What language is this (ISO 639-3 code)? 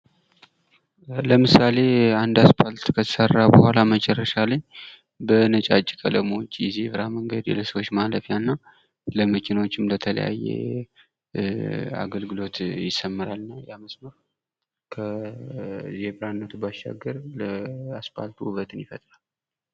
amh